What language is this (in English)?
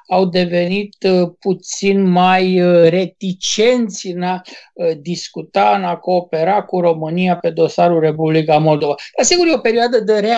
Romanian